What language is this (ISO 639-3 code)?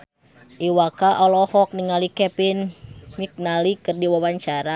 sun